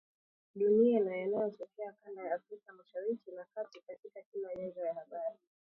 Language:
Swahili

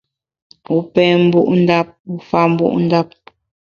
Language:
Bamun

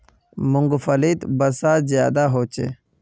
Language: Magahi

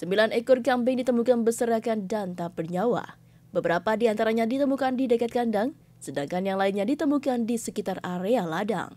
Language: Indonesian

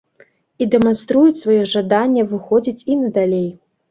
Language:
Belarusian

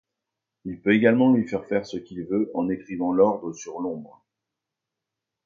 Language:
French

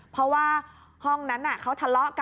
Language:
Thai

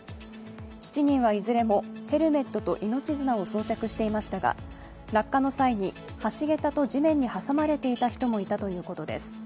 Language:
Japanese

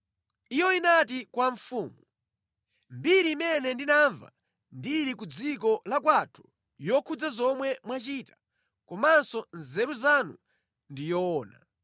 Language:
Nyanja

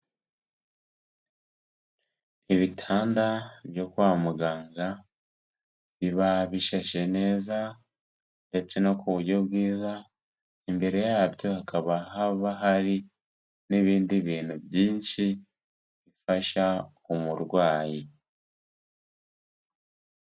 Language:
Kinyarwanda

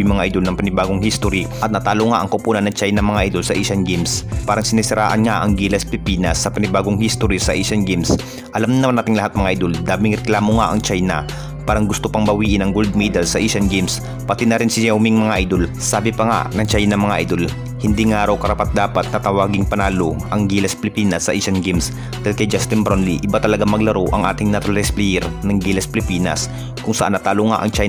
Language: Filipino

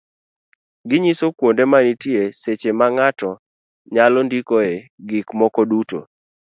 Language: Luo (Kenya and Tanzania)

